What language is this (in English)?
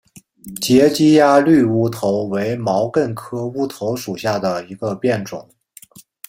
Chinese